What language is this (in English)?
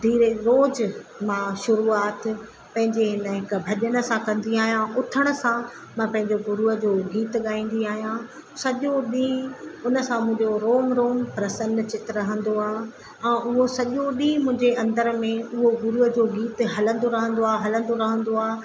Sindhi